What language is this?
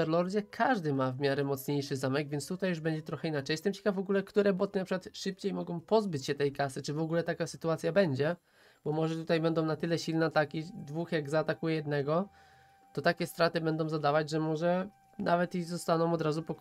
Polish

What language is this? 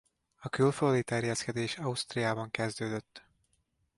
Hungarian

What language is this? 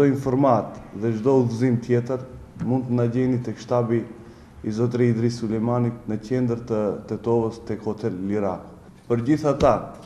Romanian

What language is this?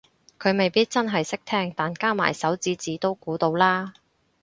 Cantonese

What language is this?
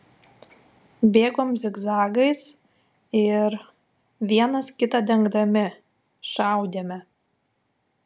Lithuanian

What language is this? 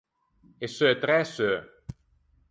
Ligurian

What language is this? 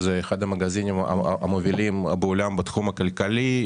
Hebrew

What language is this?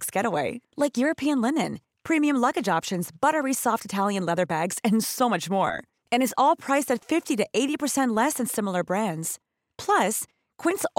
English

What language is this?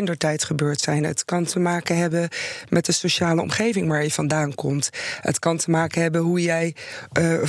Dutch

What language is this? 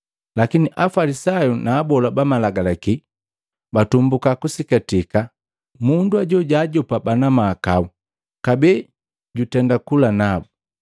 Matengo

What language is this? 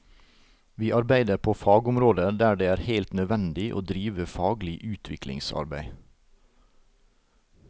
Norwegian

